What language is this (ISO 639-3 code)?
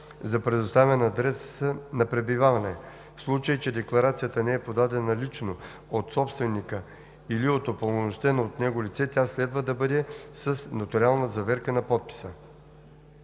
bul